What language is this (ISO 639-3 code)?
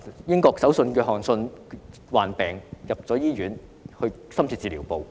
yue